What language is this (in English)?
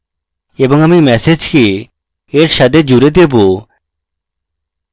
Bangla